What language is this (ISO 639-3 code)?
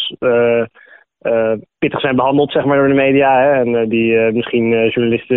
nld